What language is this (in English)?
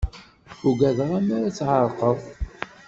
Kabyle